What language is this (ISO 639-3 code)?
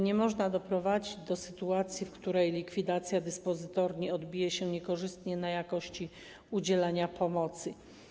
pol